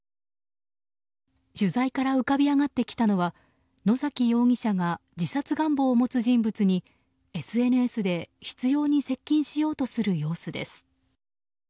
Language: Japanese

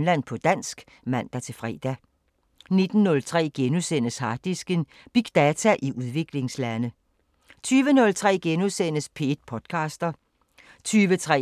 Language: Danish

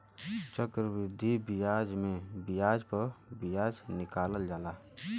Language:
Bhojpuri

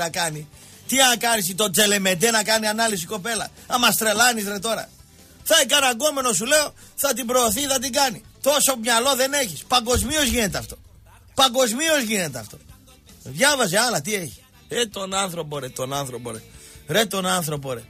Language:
Greek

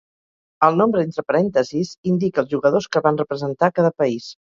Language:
Catalan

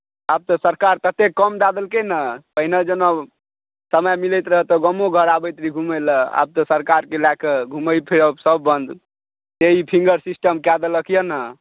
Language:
Maithili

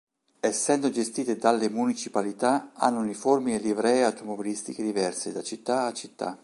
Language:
Italian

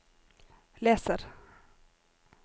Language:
Norwegian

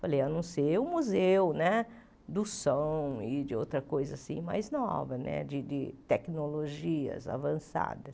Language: Portuguese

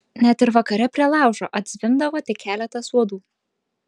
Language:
Lithuanian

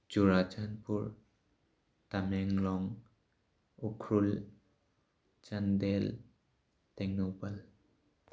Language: Manipuri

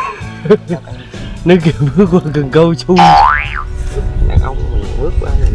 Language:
Vietnamese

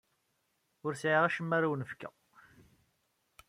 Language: Kabyle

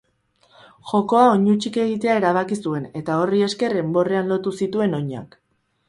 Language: Basque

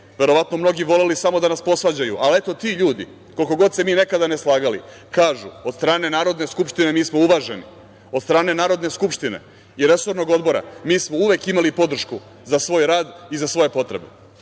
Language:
Serbian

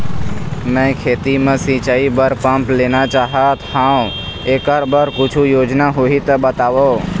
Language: Chhattisgarhi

